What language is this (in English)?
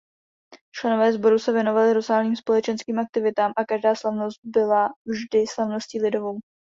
Czech